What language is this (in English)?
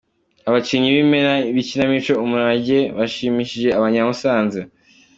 Kinyarwanda